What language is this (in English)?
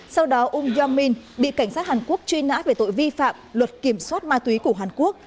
Vietnamese